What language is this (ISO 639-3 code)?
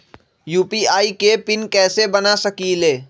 mag